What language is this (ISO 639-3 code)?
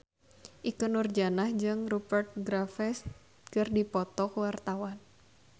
sun